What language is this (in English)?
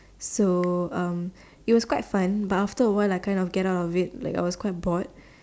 English